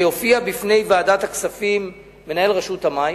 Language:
Hebrew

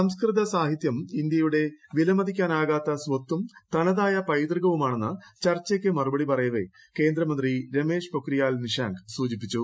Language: Malayalam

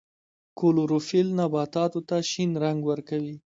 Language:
Pashto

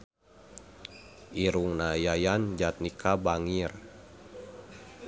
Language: Sundanese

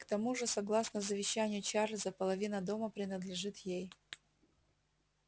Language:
Russian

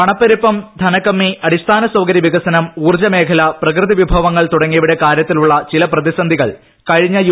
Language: Malayalam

